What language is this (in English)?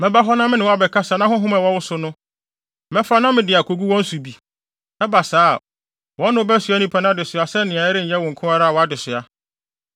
Akan